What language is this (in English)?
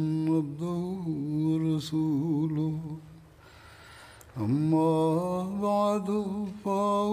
Swahili